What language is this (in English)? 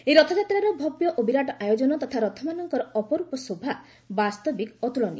Odia